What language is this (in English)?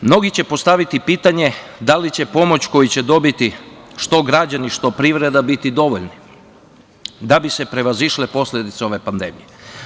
Serbian